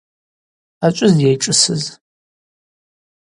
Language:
Abaza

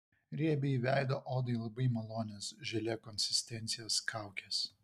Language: Lithuanian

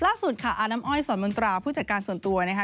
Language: Thai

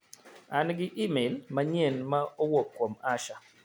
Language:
Luo (Kenya and Tanzania)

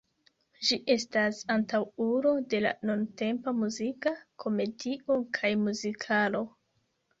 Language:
Esperanto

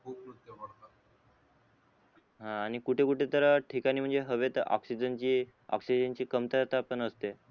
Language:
Marathi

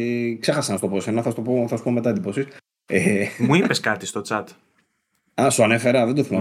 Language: Greek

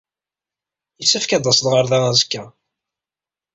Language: Kabyle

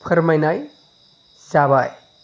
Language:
Bodo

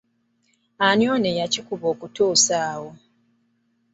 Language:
Ganda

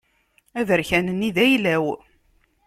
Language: Kabyle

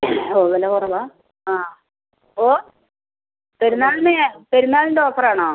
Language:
Malayalam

